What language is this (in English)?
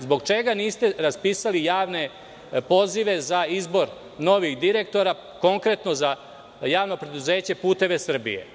Serbian